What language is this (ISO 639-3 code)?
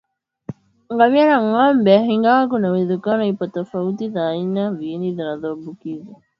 swa